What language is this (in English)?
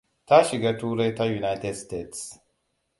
Hausa